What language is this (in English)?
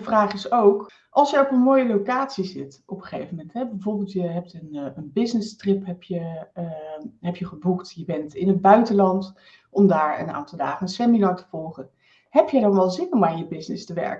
Dutch